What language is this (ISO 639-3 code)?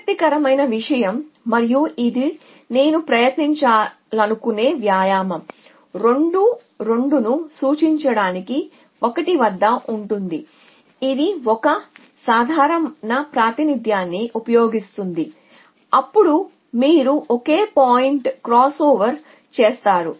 tel